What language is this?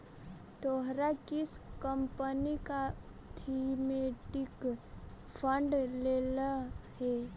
Magahi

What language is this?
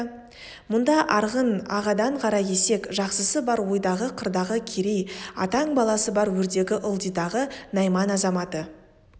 Kazakh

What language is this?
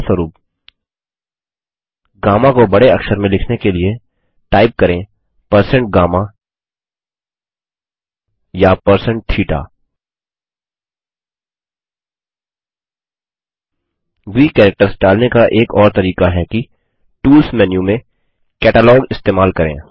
Hindi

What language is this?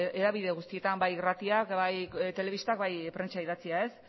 Basque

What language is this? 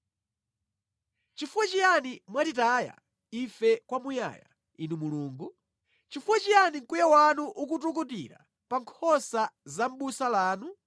Nyanja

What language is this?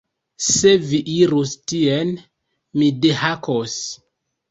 Esperanto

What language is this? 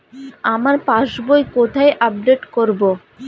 Bangla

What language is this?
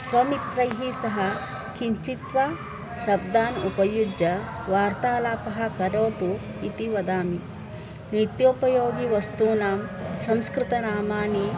Sanskrit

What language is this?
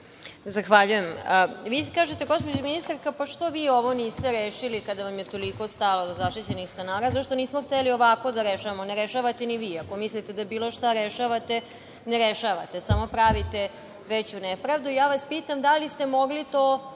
Serbian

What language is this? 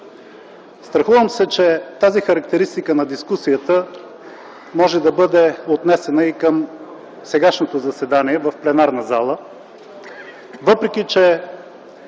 Bulgarian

